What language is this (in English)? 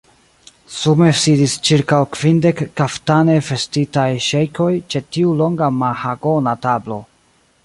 Esperanto